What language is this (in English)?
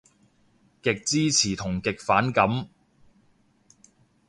Cantonese